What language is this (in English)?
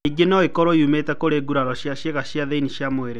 Kikuyu